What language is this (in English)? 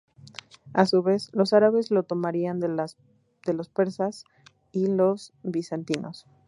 Spanish